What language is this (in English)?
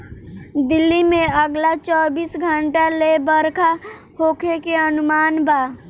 Bhojpuri